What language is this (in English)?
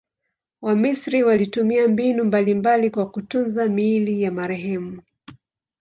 Swahili